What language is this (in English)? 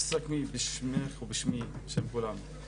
Hebrew